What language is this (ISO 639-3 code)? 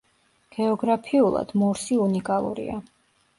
kat